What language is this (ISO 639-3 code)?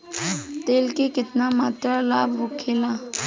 bho